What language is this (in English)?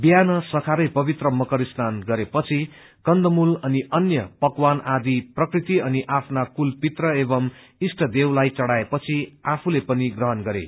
Nepali